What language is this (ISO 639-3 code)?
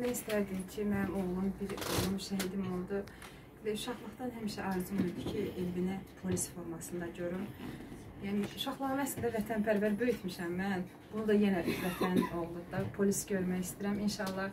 tur